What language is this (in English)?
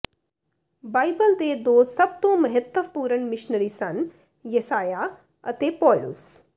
Punjabi